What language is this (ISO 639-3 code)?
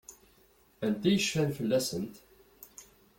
kab